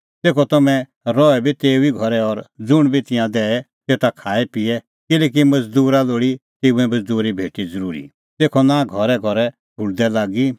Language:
Kullu Pahari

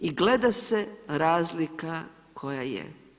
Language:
Croatian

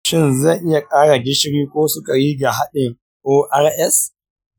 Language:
Hausa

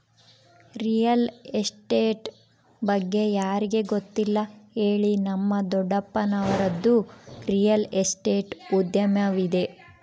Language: Kannada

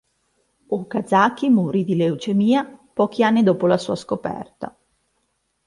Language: Italian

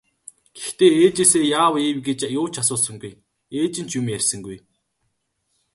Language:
Mongolian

